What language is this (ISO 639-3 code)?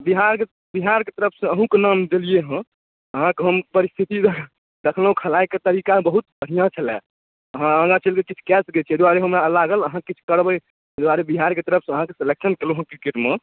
mai